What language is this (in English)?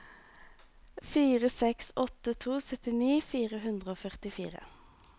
Norwegian